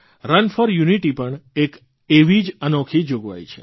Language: Gujarati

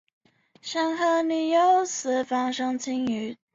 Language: Chinese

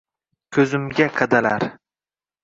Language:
Uzbek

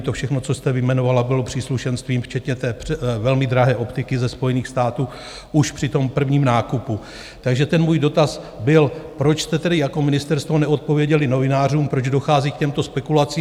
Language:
Czech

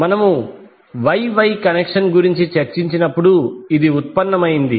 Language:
Telugu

